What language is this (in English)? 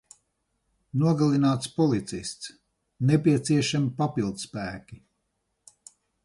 Latvian